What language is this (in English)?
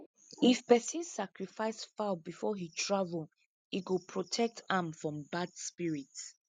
Nigerian Pidgin